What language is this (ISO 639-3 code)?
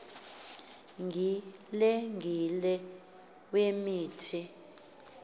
xho